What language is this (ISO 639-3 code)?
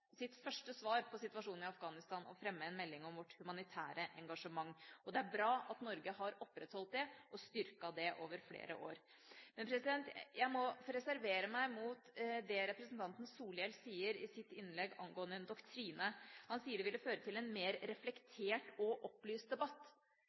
nob